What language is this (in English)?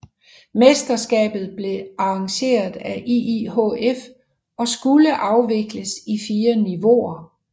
Danish